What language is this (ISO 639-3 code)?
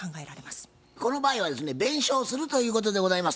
jpn